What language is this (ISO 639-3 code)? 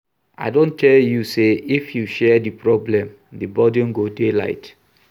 pcm